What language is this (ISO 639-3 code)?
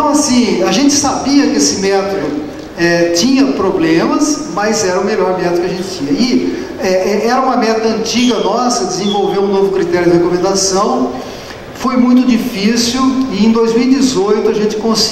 por